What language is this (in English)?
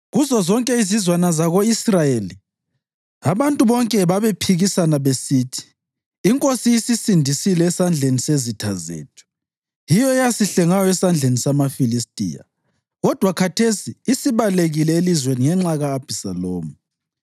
North Ndebele